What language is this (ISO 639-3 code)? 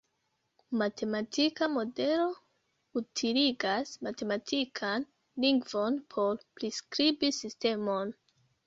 epo